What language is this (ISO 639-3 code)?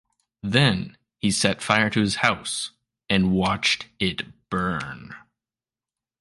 eng